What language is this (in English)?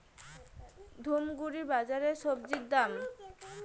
Bangla